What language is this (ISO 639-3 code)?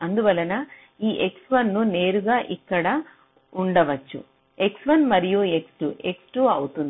tel